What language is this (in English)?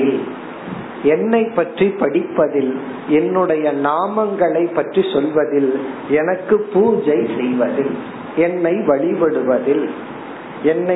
Tamil